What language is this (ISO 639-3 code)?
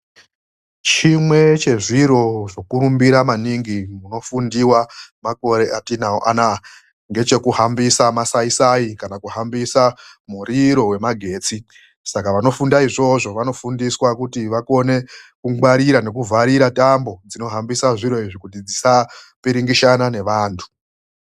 ndc